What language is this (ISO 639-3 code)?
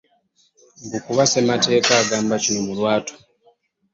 lug